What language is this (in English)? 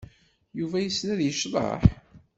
Kabyle